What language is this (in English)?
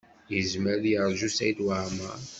Kabyle